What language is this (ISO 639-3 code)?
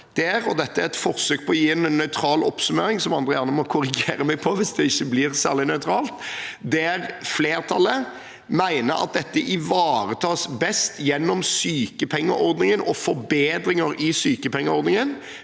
nor